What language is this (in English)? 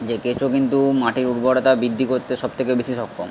Bangla